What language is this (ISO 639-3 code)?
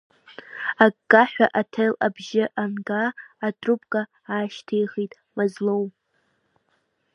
abk